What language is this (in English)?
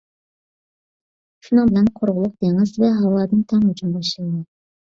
Uyghur